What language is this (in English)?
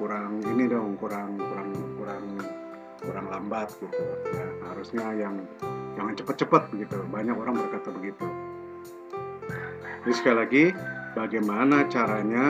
Indonesian